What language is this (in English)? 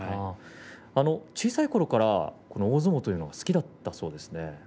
Japanese